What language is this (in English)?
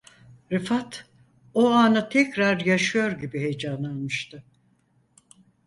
Turkish